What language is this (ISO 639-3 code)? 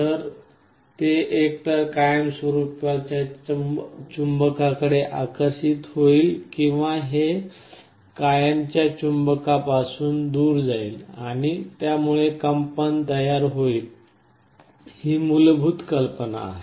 mar